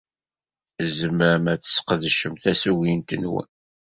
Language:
Kabyle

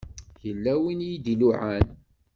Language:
Kabyle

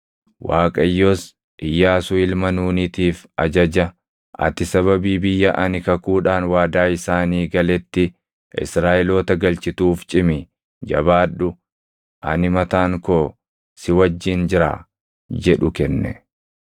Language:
Oromo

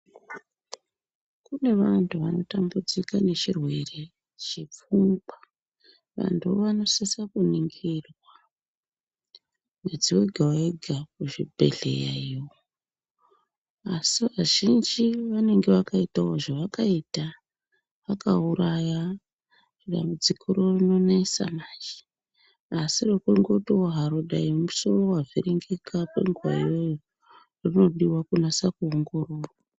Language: Ndau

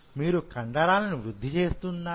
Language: Telugu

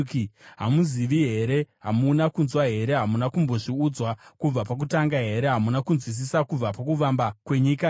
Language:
Shona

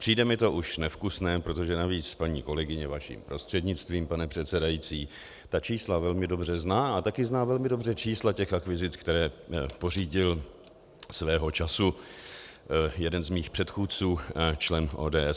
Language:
Czech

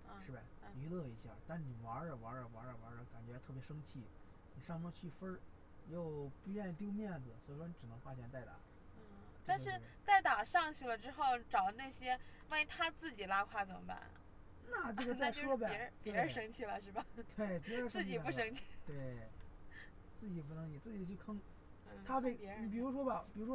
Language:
Chinese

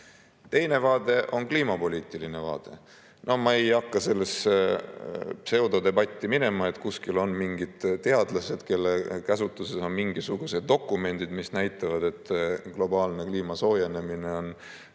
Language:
Estonian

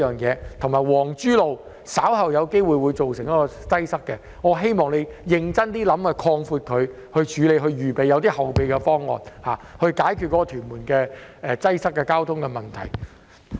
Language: Cantonese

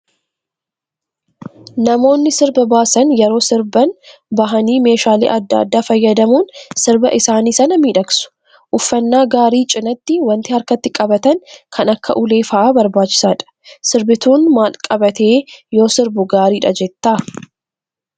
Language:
Oromo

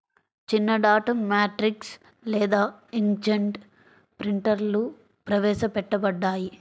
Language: Telugu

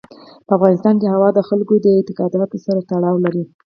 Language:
Pashto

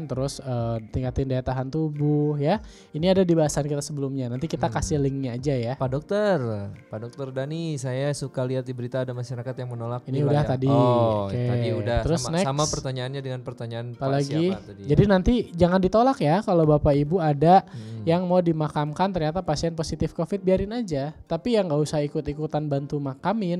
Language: Indonesian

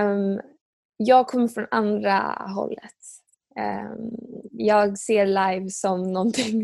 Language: Swedish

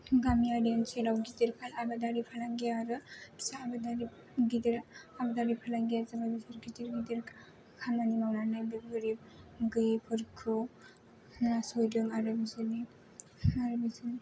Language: Bodo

